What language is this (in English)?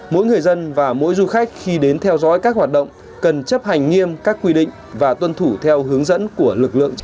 Vietnamese